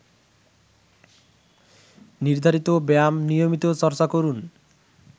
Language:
Bangla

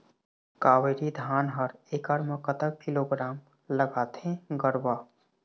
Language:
Chhattisgarhi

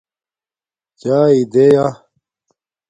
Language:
Domaaki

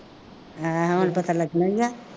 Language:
Punjabi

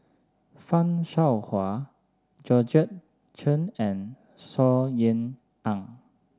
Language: English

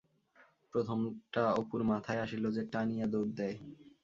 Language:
Bangla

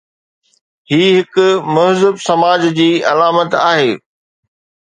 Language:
Sindhi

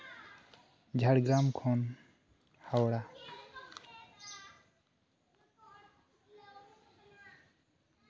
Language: Santali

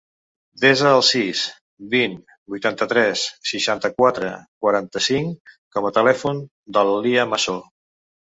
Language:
Catalan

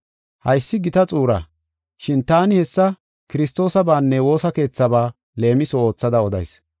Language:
Gofa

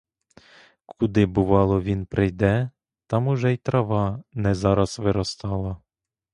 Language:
Ukrainian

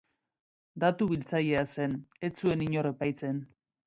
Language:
Basque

